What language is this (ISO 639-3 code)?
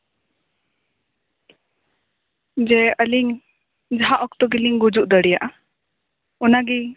sat